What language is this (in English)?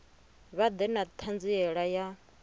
Venda